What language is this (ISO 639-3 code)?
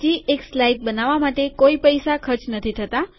guj